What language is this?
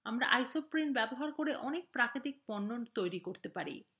Bangla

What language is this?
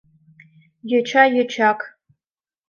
Mari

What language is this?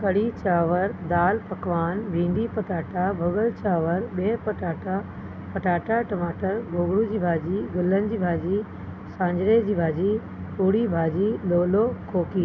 Sindhi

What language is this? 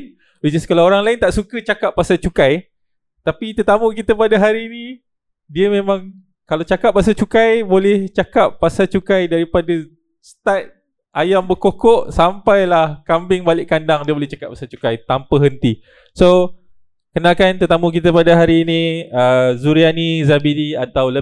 Malay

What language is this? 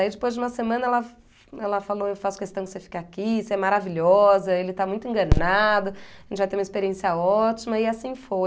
Portuguese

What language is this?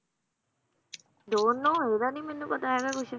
Punjabi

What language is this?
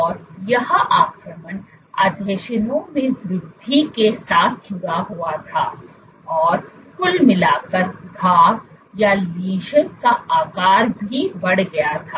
Hindi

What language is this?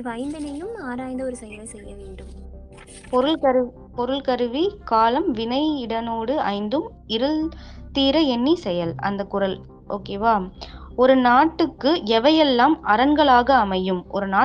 Tamil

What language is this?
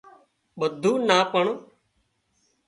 Wadiyara Koli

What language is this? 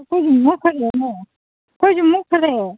Manipuri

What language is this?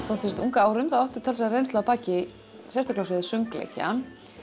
Icelandic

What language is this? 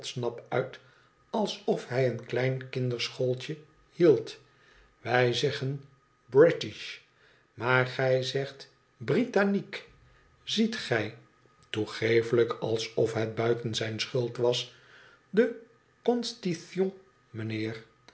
Dutch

